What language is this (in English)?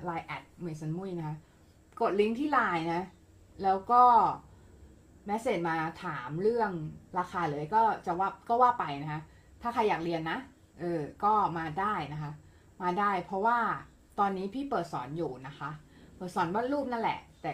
Thai